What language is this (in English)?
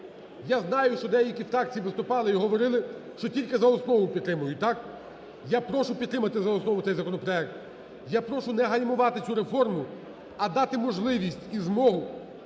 Ukrainian